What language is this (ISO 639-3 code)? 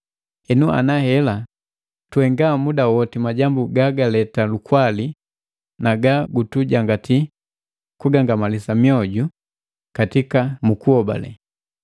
mgv